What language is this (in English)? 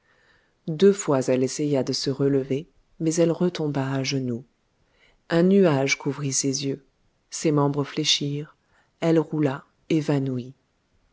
French